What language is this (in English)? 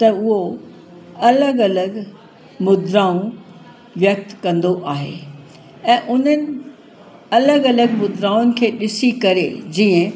Sindhi